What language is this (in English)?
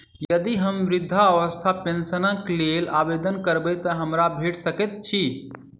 Maithili